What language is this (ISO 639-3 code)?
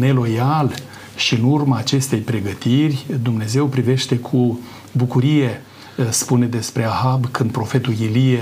ron